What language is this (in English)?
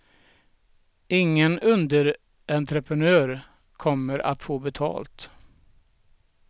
Swedish